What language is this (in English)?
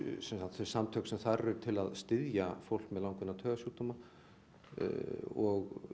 Icelandic